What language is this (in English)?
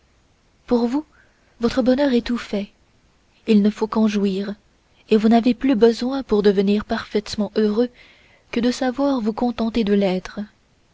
French